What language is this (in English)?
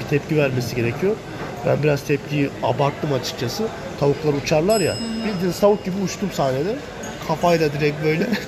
Turkish